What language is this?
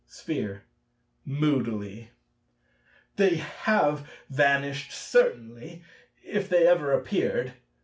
English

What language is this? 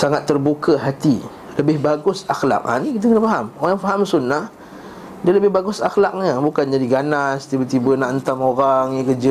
Malay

